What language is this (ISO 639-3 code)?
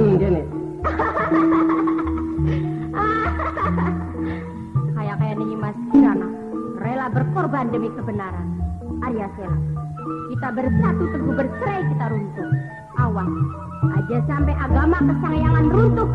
ind